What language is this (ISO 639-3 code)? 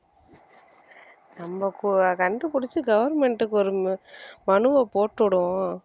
tam